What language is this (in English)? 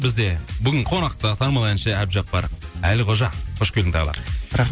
Kazakh